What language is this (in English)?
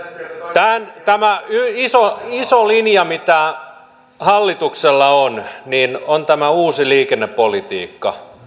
Finnish